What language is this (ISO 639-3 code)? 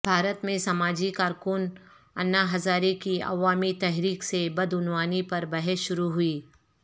urd